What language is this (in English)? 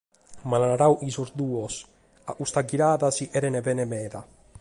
Sardinian